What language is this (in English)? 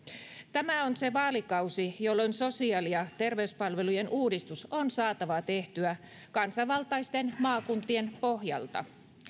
Finnish